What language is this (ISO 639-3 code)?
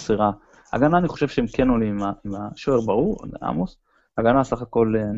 heb